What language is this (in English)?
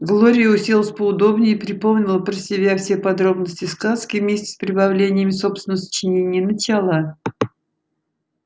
Russian